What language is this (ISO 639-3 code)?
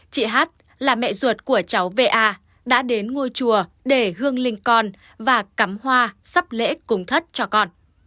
vie